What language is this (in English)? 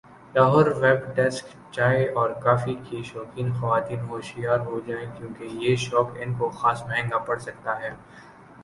Urdu